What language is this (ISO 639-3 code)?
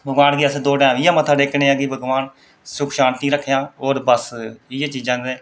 doi